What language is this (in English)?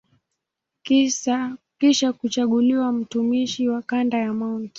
Swahili